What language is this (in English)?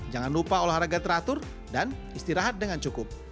Indonesian